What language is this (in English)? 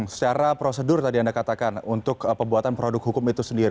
Indonesian